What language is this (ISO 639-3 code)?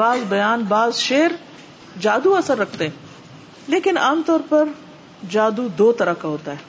urd